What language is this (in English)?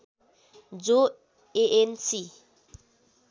Nepali